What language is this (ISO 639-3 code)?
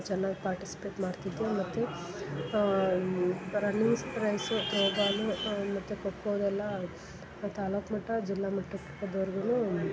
kan